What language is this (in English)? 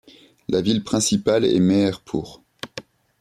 French